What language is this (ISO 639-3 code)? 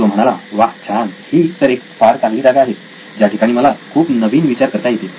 mar